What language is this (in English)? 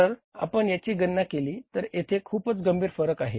Marathi